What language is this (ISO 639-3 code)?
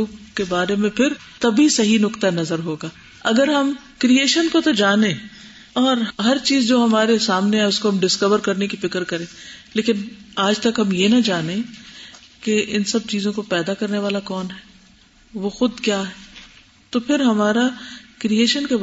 urd